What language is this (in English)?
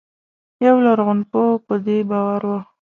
Pashto